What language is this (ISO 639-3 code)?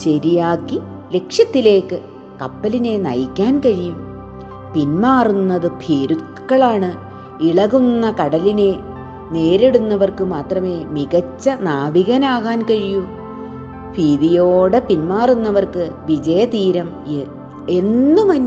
mal